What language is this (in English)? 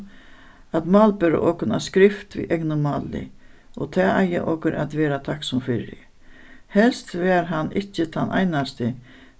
Faroese